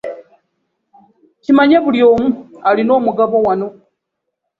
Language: Ganda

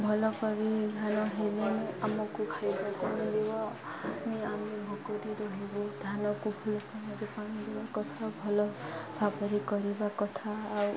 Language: Odia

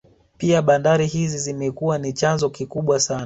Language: Swahili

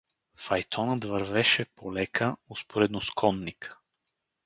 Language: Bulgarian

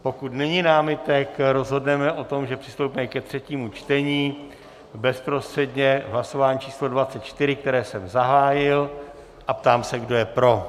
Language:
Czech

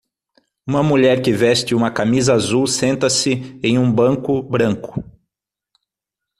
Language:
Portuguese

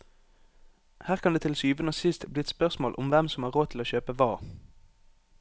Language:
Norwegian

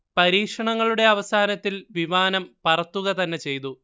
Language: Malayalam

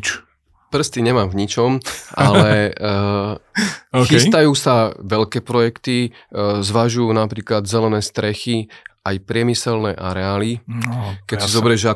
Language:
Slovak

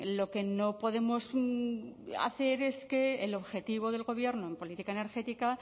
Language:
Spanish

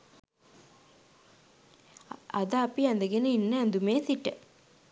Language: Sinhala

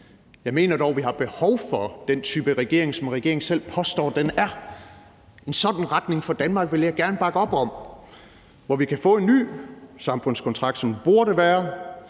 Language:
Danish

